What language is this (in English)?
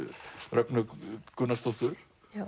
Icelandic